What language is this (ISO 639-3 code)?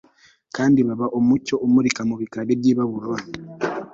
kin